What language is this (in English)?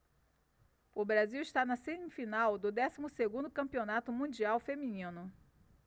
Portuguese